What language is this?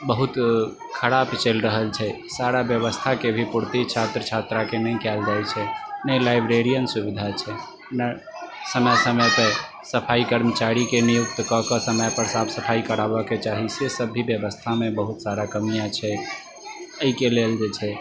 Maithili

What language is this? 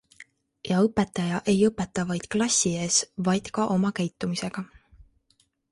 Estonian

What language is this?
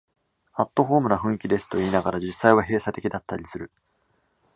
Japanese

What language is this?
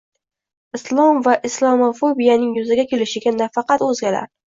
Uzbek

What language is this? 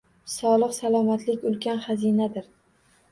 Uzbek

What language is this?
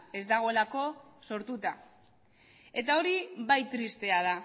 Basque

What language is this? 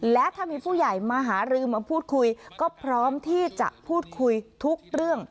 Thai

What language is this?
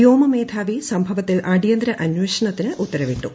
Malayalam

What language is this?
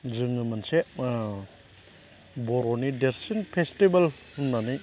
Bodo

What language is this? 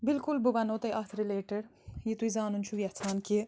Kashmiri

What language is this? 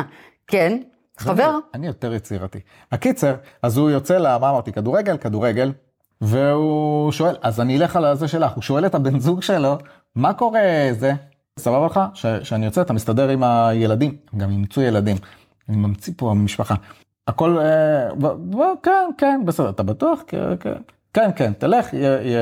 Hebrew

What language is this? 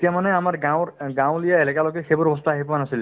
Assamese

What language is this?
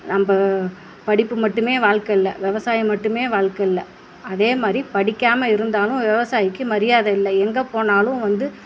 Tamil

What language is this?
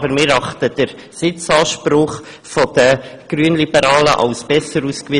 Swiss German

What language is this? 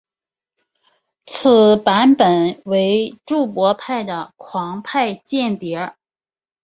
Chinese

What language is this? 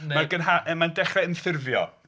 Welsh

